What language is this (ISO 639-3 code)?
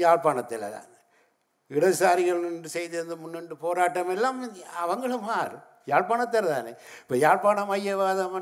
tam